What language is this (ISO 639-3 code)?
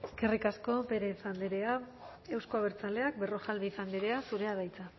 eus